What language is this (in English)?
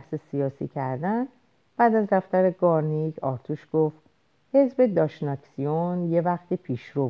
Persian